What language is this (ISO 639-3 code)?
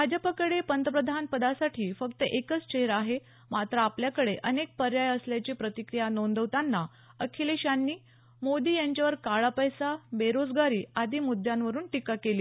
mar